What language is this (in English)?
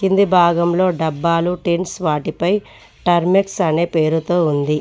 Telugu